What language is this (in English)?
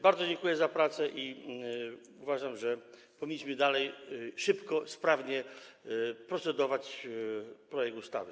Polish